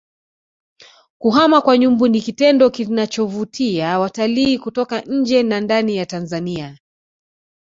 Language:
Swahili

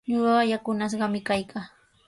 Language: Sihuas Ancash Quechua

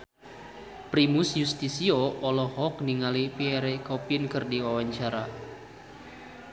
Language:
Sundanese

